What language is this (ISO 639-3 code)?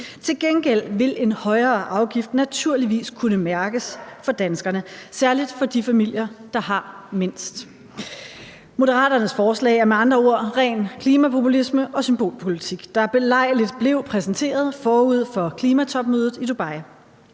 dan